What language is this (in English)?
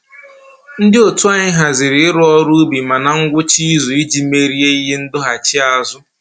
Igbo